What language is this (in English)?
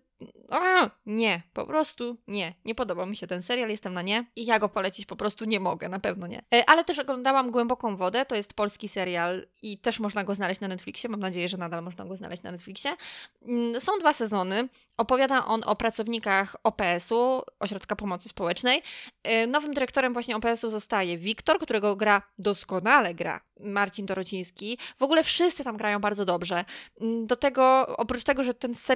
Polish